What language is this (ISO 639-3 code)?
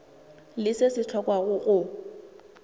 nso